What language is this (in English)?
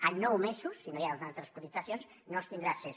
Catalan